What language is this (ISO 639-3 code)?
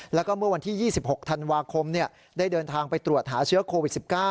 tha